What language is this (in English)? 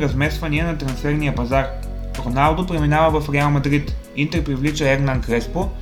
Bulgarian